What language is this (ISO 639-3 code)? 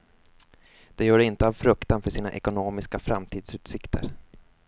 swe